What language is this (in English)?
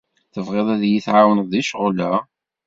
Kabyle